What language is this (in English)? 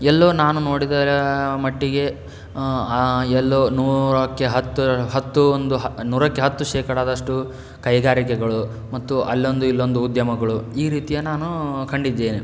Kannada